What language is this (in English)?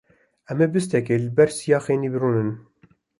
Kurdish